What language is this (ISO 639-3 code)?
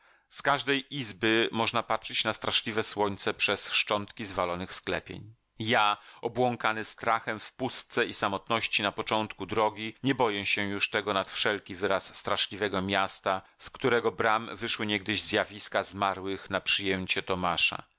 pol